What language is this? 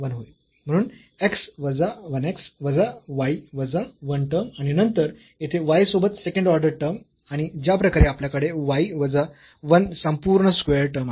Marathi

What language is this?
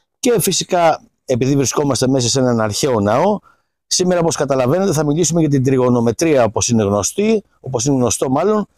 Greek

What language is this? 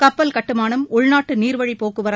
Tamil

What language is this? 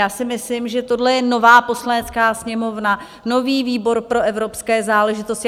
Czech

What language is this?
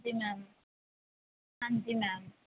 Punjabi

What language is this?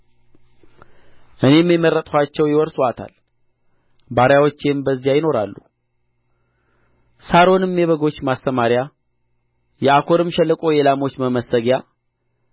Amharic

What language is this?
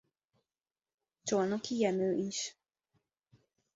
Hungarian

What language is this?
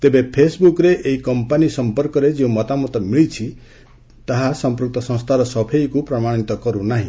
Odia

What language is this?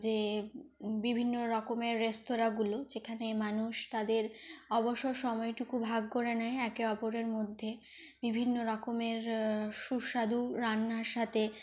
Bangla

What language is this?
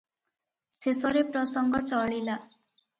Odia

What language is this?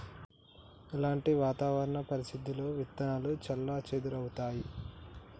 Telugu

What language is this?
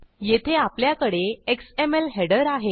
Marathi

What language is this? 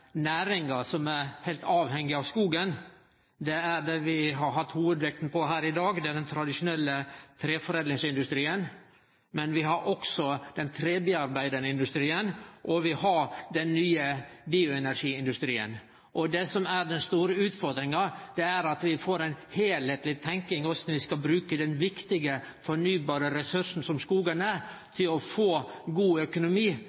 Norwegian Nynorsk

